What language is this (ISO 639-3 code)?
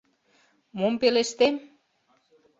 chm